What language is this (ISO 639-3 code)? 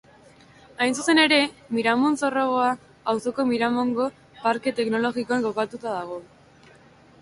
eus